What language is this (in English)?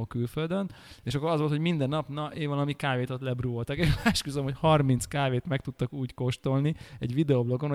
Hungarian